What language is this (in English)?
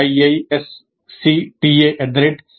Telugu